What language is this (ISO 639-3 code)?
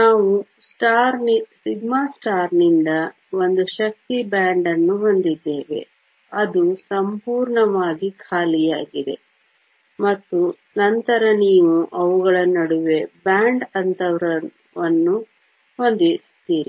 kan